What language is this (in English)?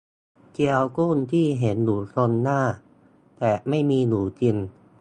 Thai